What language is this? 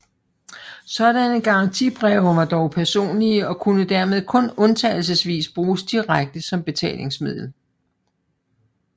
Danish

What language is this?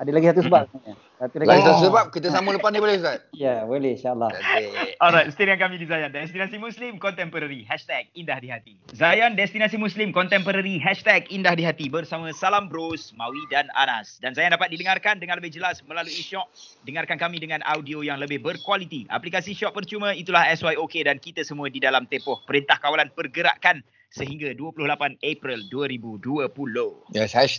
Malay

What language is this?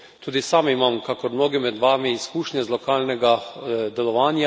Slovenian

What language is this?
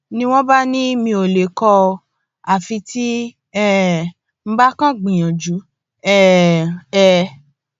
Yoruba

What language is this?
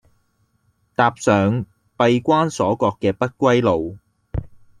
Cantonese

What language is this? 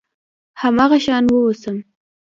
Pashto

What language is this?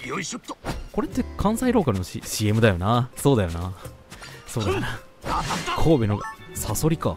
Japanese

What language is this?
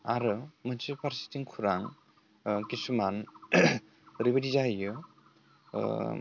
Bodo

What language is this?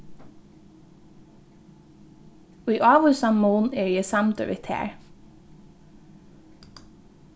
Faroese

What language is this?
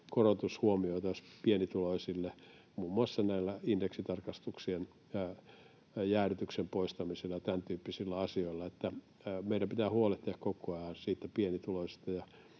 Finnish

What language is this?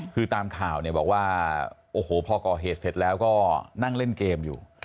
Thai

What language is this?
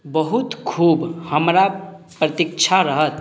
Maithili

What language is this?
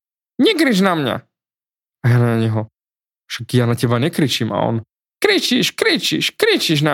Slovak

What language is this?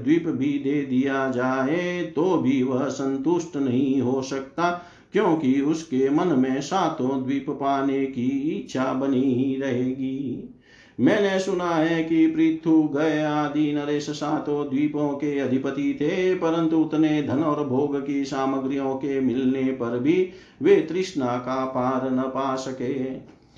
Hindi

